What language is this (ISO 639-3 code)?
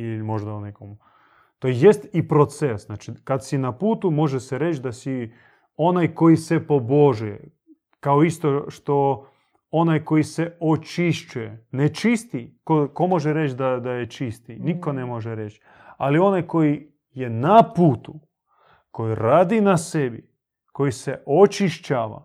hrv